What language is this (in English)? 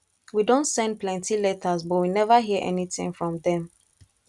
Nigerian Pidgin